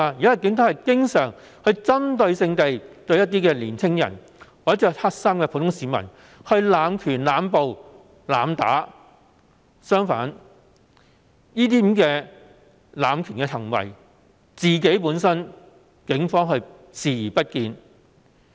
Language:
Cantonese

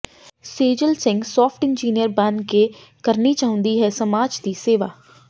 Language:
Punjabi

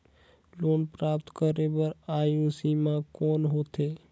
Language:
Chhattisgarhi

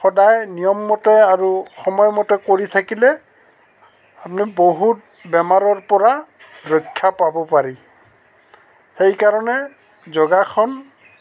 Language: Assamese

